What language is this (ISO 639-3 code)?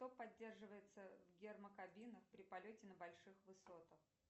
rus